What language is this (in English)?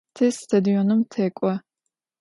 Adyghe